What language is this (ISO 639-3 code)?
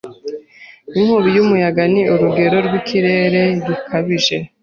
kin